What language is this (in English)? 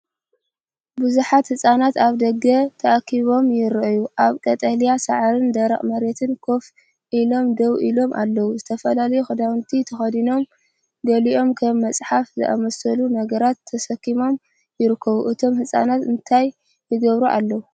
Tigrinya